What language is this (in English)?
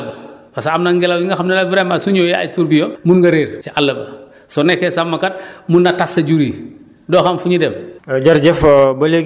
Wolof